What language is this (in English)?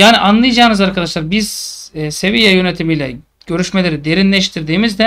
Turkish